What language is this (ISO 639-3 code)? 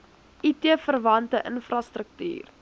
afr